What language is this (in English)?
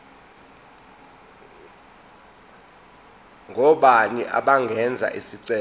Zulu